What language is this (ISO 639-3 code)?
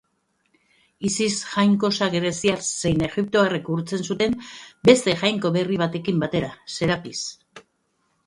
eus